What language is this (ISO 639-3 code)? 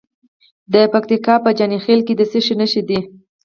pus